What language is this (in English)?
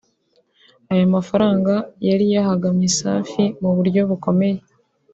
Kinyarwanda